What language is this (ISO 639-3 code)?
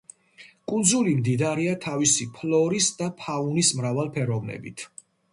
kat